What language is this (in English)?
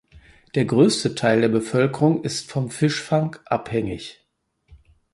German